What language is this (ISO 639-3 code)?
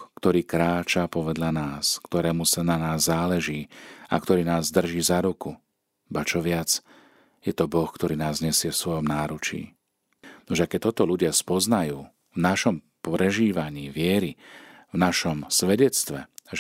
slk